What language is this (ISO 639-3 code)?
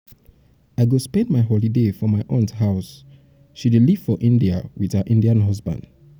pcm